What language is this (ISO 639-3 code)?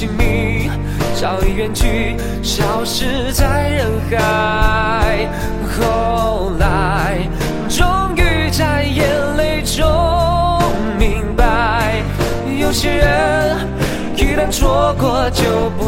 zho